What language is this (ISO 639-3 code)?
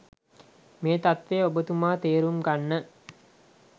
sin